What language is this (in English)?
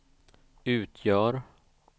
Swedish